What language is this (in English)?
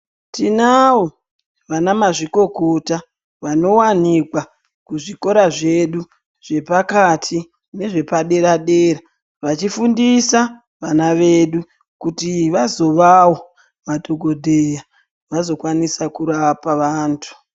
Ndau